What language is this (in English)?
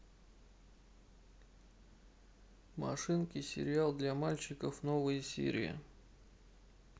Russian